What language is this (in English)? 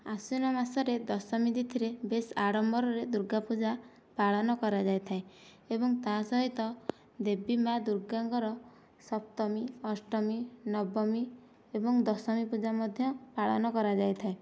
Odia